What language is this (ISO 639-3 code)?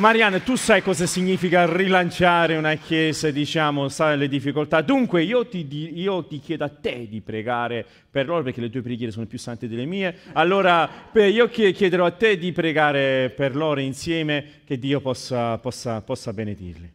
ita